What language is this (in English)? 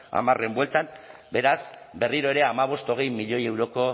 Basque